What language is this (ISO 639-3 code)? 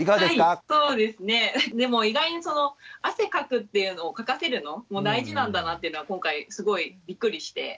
jpn